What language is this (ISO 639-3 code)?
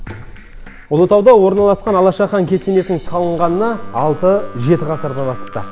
kaz